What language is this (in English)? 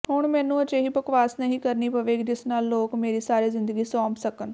Punjabi